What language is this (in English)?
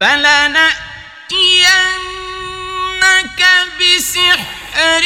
Arabic